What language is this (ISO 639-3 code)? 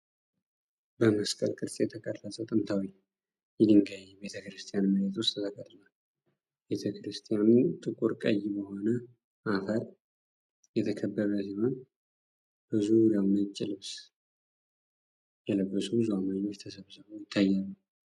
amh